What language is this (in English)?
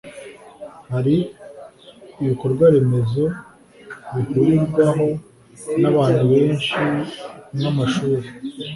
Kinyarwanda